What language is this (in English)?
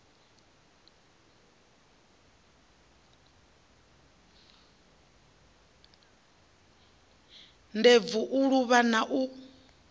Venda